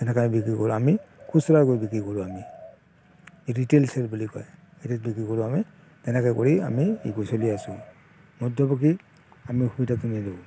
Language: Assamese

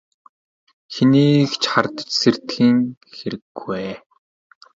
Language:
Mongolian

